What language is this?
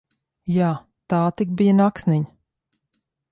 Latvian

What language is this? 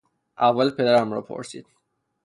Persian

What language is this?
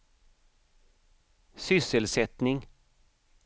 Swedish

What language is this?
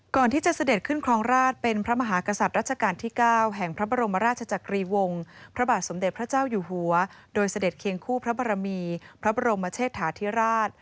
Thai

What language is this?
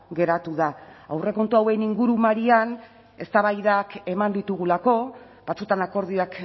Basque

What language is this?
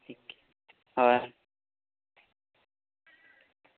Santali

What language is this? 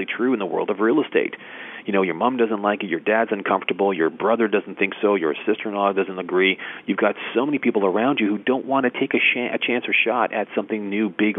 English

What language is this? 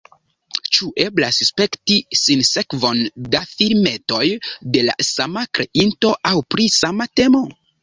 Esperanto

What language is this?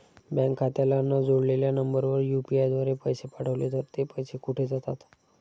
Marathi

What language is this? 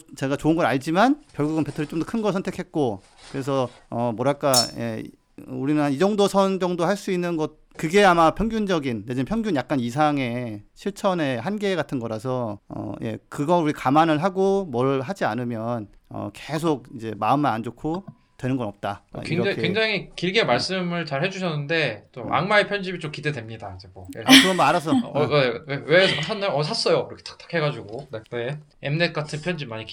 Korean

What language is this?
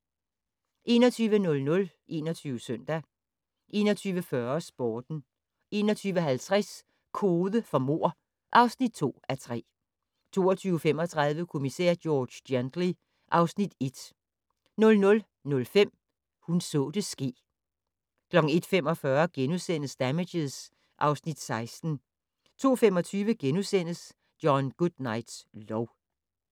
Danish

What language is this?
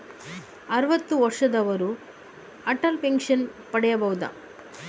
Kannada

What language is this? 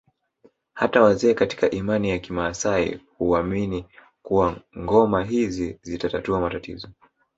Swahili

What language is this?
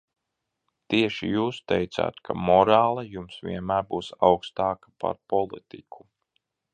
Latvian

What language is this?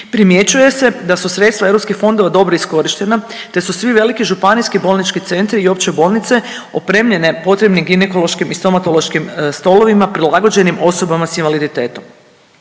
Croatian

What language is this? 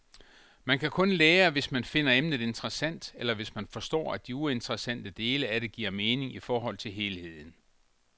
Danish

